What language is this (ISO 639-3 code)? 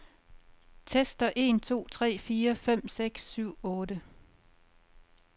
dan